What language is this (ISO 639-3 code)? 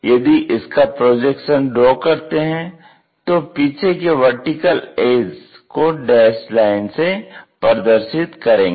hin